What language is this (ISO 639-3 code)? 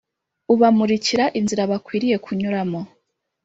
kin